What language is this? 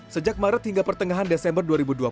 Indonesian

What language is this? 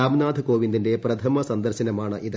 Malayalam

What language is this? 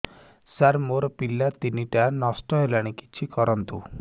Odia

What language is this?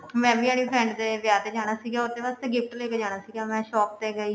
Punjabi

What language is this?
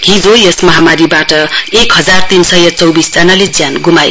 Nepali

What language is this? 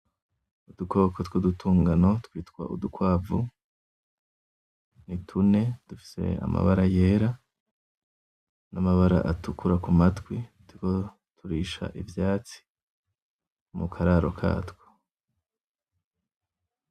Rundi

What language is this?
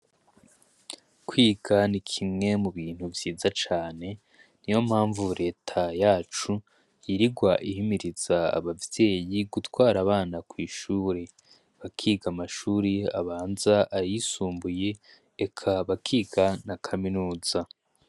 Rundi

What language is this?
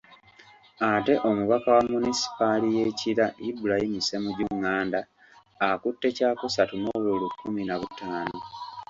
Ganda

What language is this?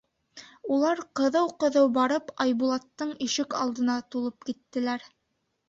Bashkir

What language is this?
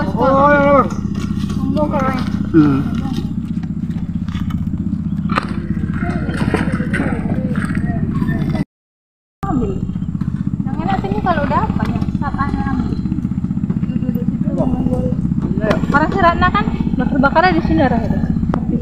Indonesian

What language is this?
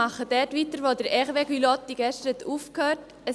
Swiss German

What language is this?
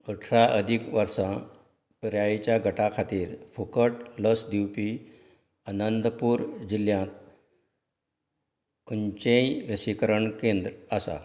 Konkani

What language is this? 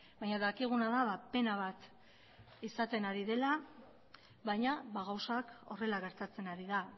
Basque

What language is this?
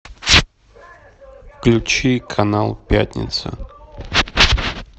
Russian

